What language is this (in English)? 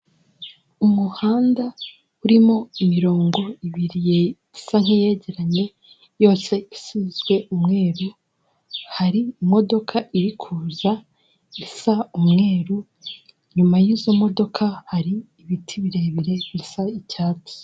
Kinyarwanda